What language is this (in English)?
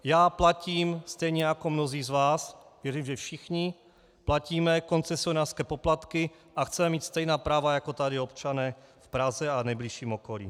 Czech